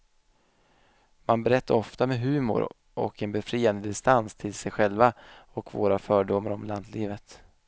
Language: Swedish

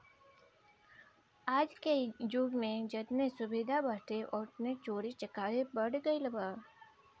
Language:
Bhojpuri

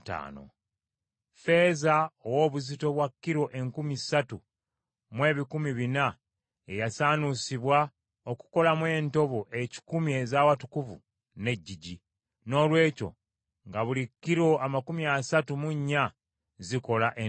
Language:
Ganda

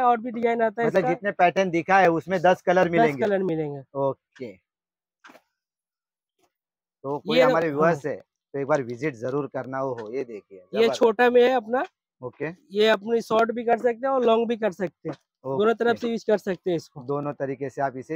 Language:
Hindi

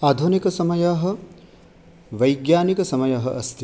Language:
Sanskrit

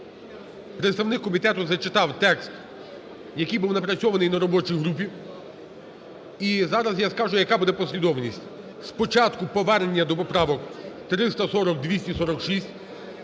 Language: Ukrainian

